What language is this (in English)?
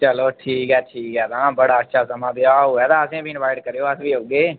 Dogri